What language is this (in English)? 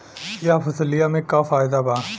Bhojpuri